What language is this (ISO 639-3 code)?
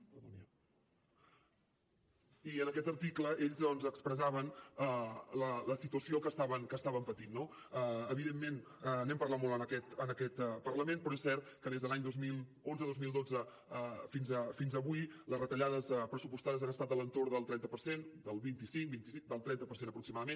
cat